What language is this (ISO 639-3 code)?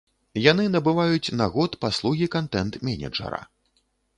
bel